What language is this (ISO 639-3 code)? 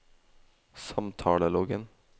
nor